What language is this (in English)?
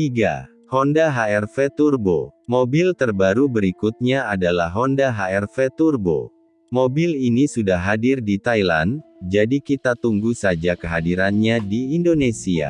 Indonesian